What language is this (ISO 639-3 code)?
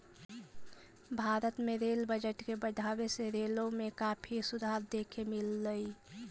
mag